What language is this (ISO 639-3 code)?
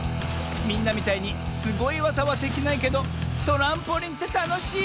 jpn